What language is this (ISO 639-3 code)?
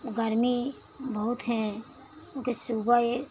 hin